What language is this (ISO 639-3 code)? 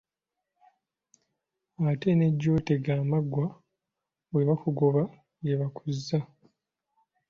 lug